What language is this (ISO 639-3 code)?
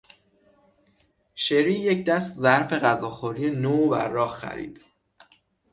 fas